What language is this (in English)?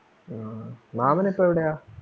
Malayalam